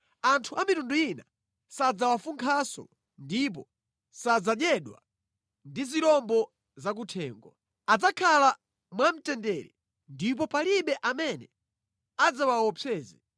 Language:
Nyanja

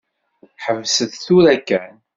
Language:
Kabyle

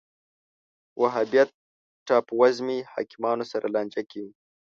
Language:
Pashto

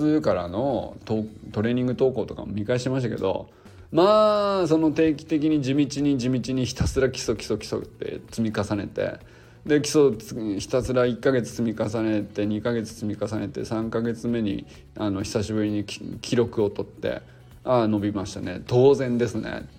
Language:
Japanese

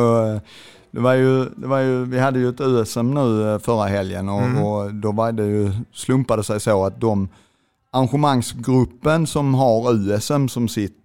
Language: Swedish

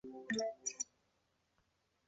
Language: Chinese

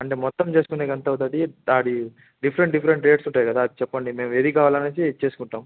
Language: Telugu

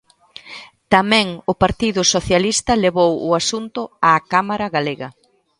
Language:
Galician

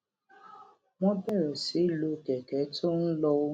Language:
Yoruba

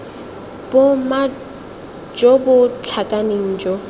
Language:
Tswana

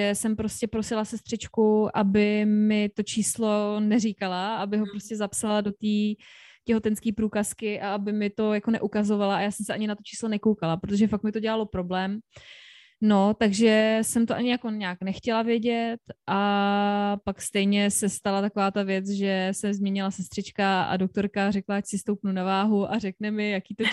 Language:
Czech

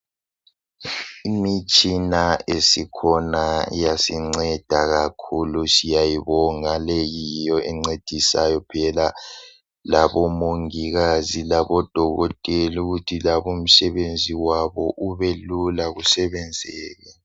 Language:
North Ndebele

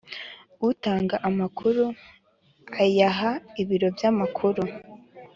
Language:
Kinyarwanda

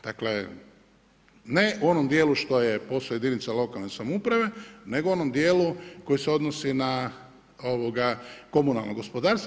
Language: Croatian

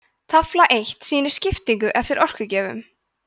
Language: Icelandic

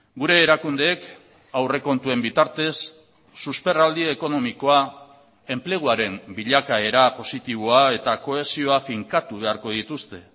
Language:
Basque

